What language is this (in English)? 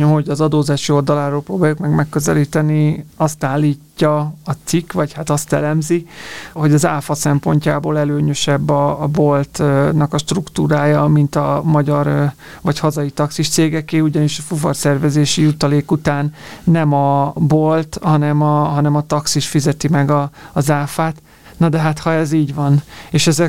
Hungarian